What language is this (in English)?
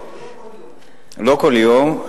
Hebrew